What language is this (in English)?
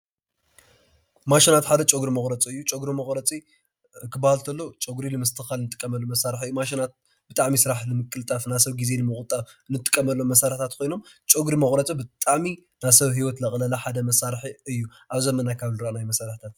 Tigrinya